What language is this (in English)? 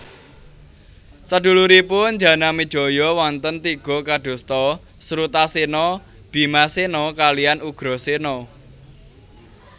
Javanese